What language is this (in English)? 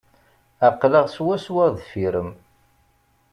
Kabyle